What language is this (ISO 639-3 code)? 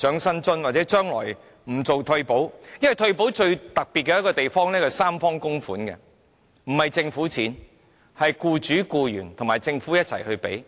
yue